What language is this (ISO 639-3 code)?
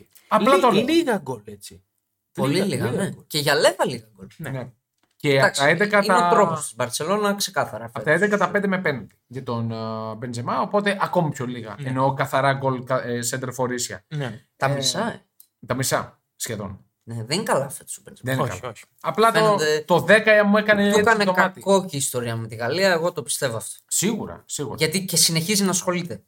ell